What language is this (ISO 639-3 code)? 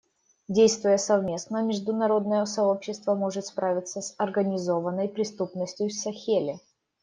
rus